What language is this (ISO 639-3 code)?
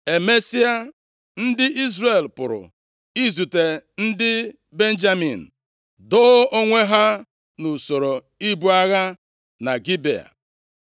ibo